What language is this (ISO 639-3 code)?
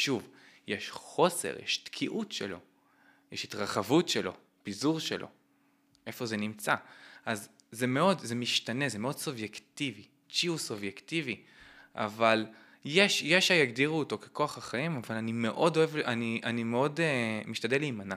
heb